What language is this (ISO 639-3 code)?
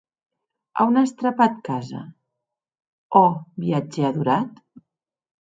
oci